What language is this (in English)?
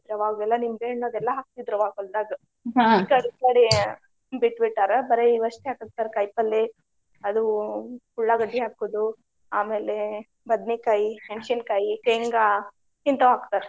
Kannada